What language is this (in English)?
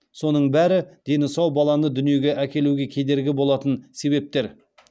Kazakh